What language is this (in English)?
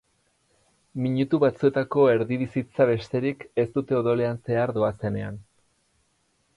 Basque